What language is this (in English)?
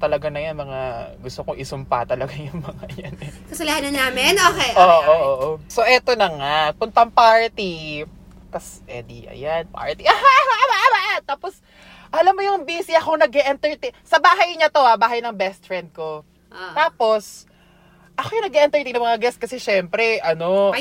Filipino